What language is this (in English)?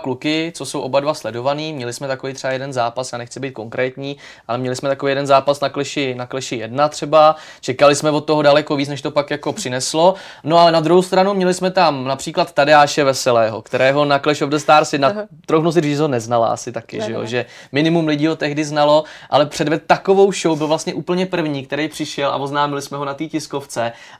Czech